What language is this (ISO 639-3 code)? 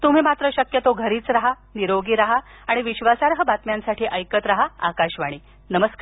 mar